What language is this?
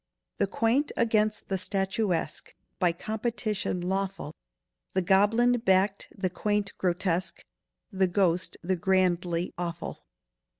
English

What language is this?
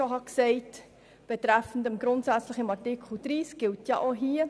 Swiss German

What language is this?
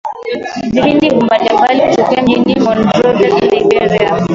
Swahili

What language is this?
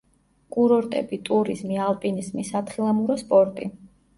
Georgian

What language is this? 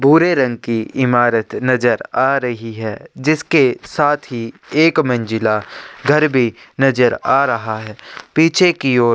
Hindi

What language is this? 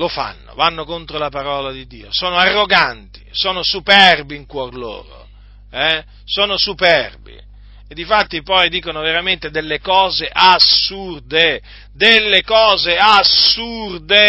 Italian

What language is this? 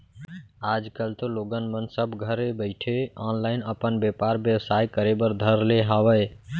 Chhattisgarhi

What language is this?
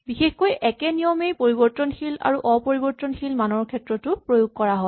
Assamese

